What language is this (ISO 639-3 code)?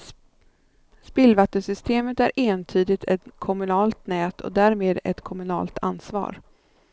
swe